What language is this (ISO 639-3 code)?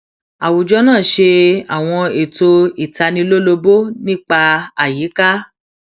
yor